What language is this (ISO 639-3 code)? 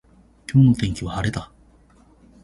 jpn